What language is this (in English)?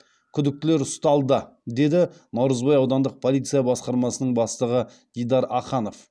Kazakh